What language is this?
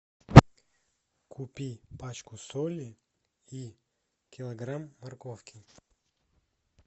Russian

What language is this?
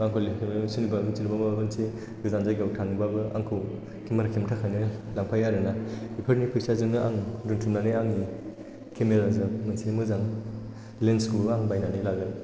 Bodo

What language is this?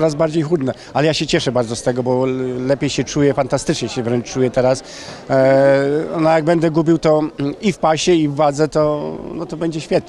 Polish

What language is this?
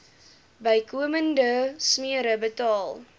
Afrikaans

